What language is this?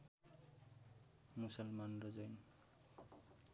Nepali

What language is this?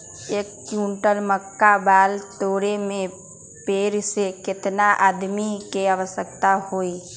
Magahi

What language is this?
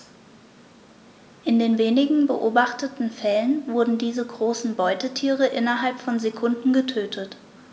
German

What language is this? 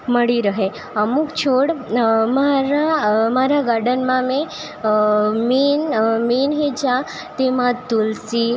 Gujarati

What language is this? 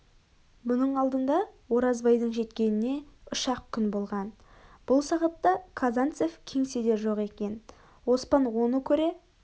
Kazakh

